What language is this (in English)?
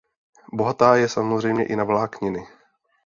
Czech